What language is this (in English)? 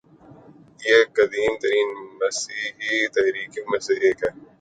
Urdu